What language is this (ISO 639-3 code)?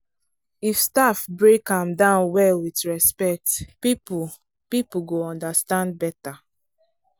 pcm